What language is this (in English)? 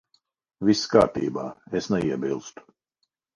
Latvian